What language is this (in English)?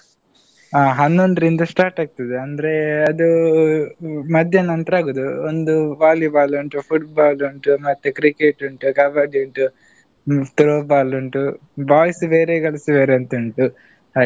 Kannada